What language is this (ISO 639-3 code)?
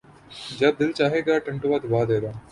urd